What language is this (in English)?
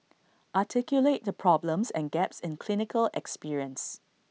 English